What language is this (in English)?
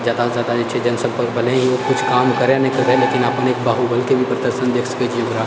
Maithili